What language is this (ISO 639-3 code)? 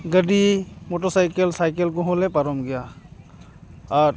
sat